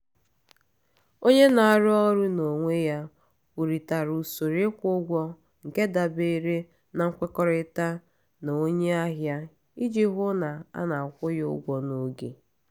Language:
Igbo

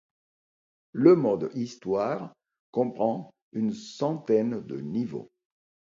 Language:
French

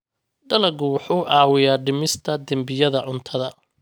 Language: Somali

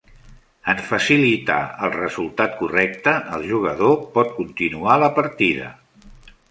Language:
Catalan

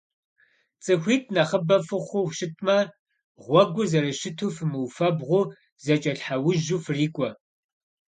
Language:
Kabardian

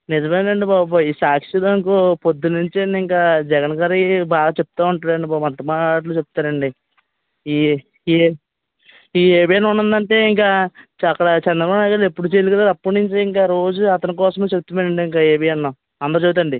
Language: Telugu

